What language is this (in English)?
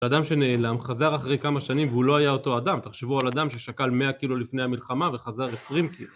Hebrew